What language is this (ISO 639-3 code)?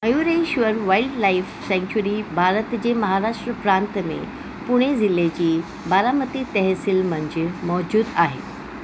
snd